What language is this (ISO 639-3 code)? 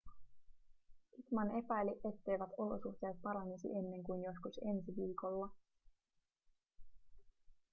fin